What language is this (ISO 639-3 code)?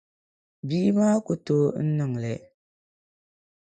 dag